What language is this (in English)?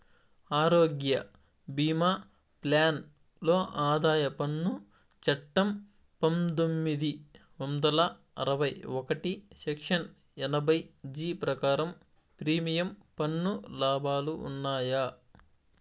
Telugu